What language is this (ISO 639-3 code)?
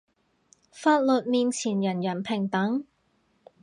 yue